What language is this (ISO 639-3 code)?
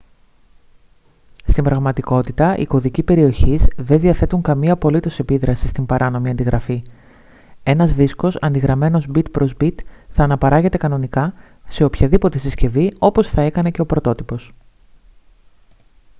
ell